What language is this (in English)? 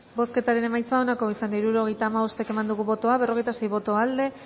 Basque